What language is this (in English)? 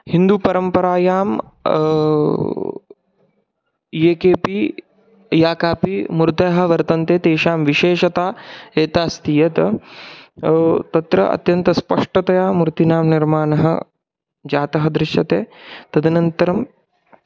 Sanskrit